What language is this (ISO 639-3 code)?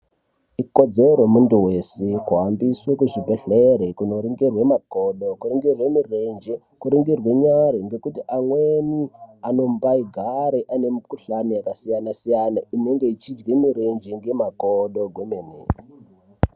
ndc